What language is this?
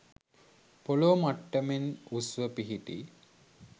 Sinhala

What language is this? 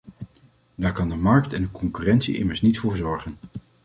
Dutch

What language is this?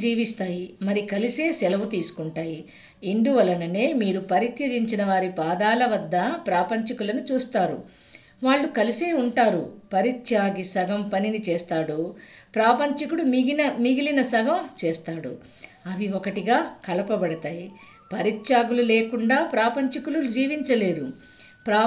Telugu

